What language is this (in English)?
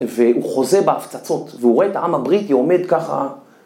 Hebrew